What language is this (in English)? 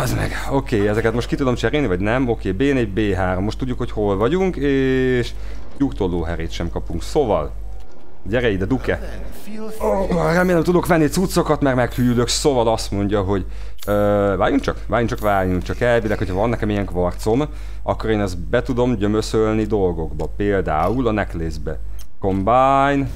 Hungarian